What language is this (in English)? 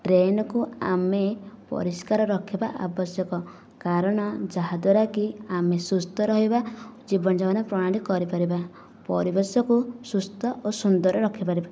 Odia